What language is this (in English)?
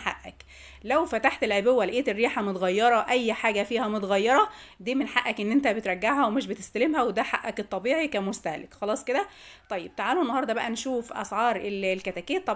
Arabic